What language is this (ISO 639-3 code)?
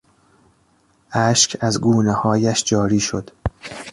fas